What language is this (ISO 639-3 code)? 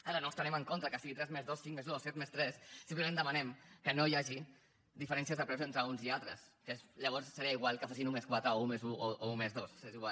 cat